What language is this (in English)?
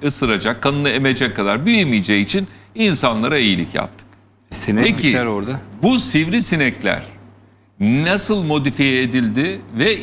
Turkish